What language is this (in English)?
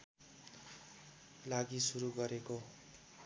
Nepali